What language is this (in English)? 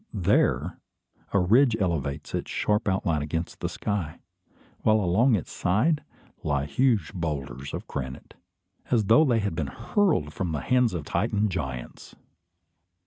English